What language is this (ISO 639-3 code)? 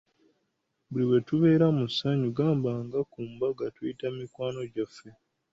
lug